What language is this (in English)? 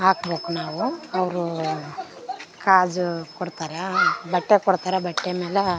Kannada